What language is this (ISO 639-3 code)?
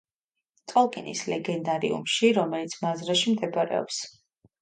kat